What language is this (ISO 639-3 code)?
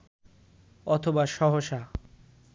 ben